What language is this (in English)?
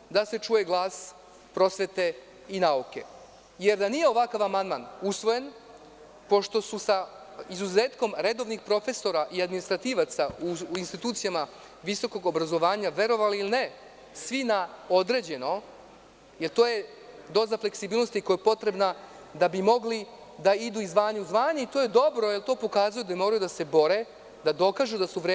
Serbian